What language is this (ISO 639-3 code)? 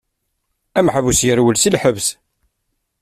kab